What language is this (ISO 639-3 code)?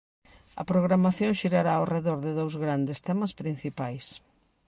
glg